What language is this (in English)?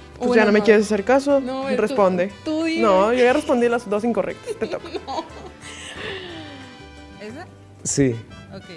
Spanish